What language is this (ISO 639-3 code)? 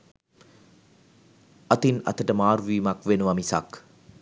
sin